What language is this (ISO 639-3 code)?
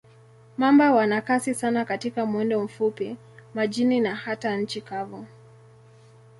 swa